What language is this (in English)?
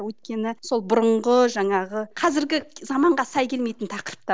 Kazakh